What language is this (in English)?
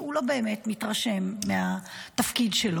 Hebrew